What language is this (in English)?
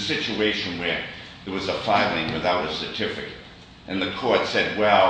English